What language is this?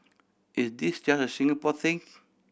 English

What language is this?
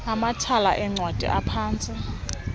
Xhosa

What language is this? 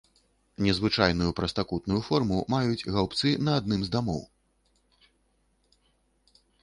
Belarusian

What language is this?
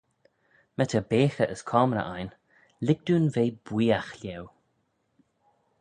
Manx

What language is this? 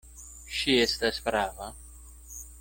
Esperanto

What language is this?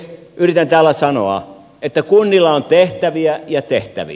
Finnish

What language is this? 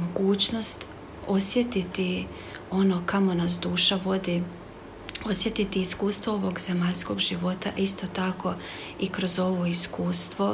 Croatian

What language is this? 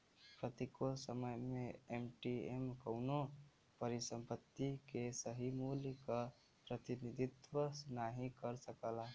Bhojpuri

